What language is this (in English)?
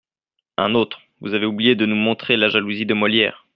French